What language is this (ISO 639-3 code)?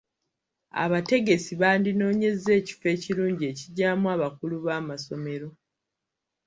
lug